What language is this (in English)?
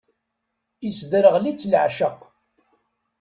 Kabyle